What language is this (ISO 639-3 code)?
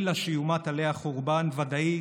heb